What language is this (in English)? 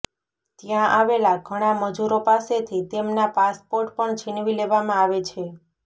Gujarati